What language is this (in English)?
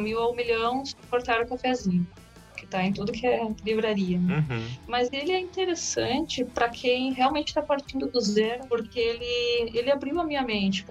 Portuguese